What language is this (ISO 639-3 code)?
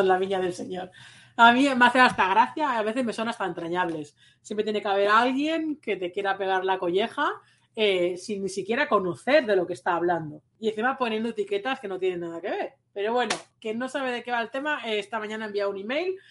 spa